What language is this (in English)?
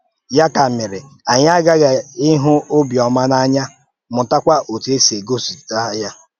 Igbo